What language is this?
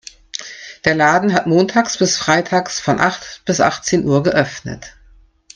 German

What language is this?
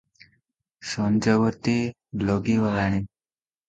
Odia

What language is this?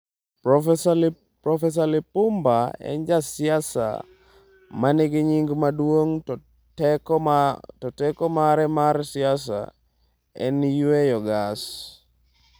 Luo (Kenya and Tanzania)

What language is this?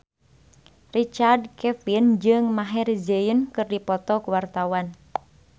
Sundanese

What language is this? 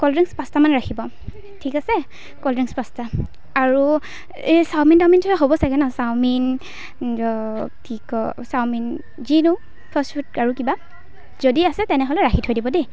Assamese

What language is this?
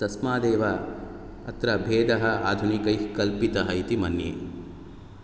Sanskrit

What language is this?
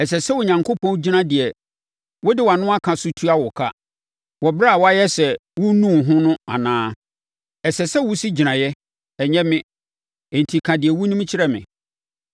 Akan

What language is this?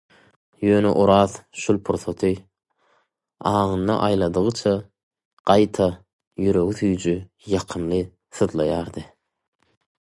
Turkmen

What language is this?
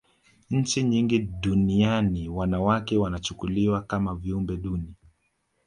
Swahili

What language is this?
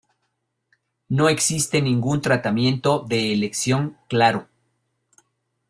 Spanish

